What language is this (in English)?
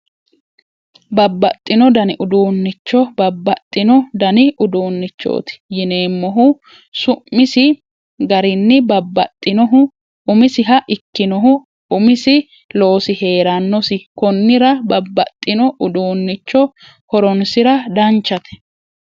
Sidamo